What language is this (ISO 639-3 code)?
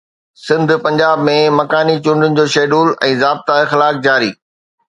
snd